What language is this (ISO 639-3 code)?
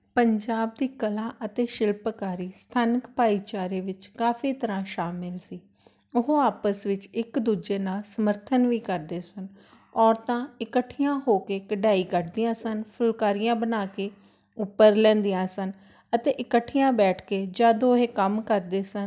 pan